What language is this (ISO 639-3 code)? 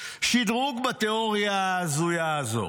heb